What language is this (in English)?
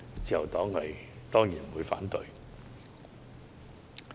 Cantonese